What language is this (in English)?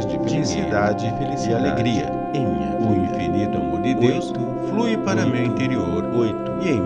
Portuguese